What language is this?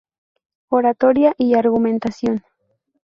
Spanish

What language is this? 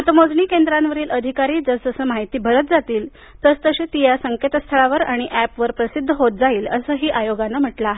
Marathi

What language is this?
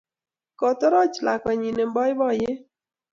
Kalenjin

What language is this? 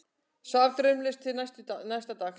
Icelandic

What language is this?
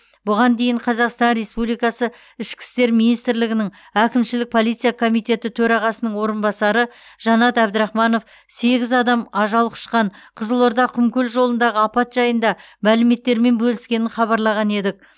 Kazakh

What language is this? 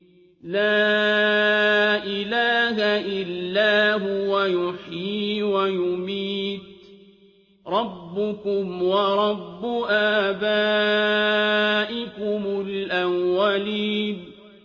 Arabic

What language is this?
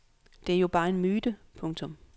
Danish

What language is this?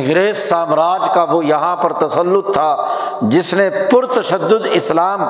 Urdu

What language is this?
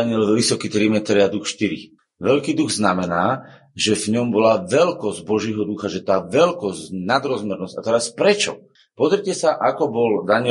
Slovak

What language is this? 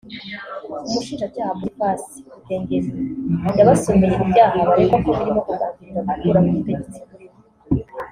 Kinyarwanda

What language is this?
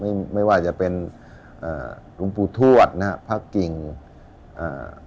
Thai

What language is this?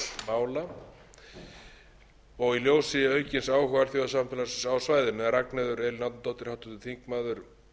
Icelandic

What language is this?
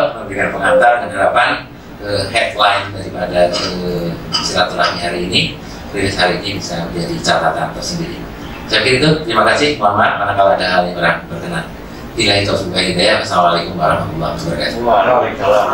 Indonesian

